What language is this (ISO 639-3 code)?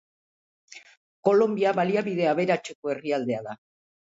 eus